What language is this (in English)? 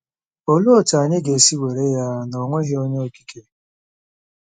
Igbo